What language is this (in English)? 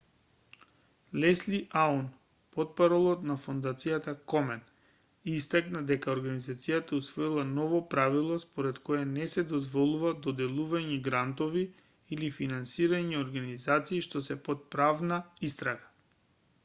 Macedonian